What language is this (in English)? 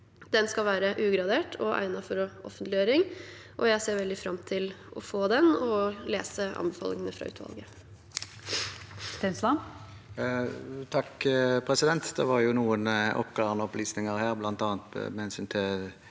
Norwegian